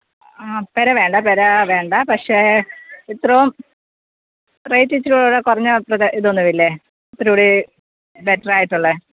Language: Malayalam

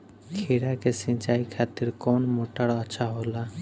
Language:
Bhojpuri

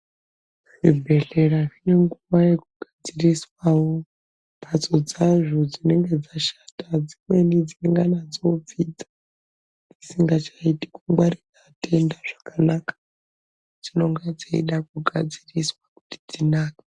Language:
Ndau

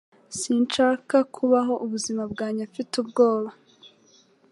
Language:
Kinyarwanda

